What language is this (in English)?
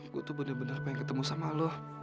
Indonesian